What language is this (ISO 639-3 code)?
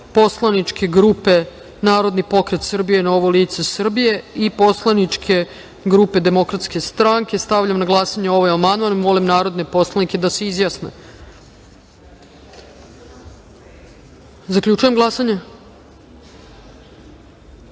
srp